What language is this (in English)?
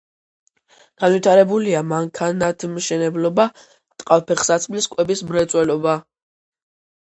Georgian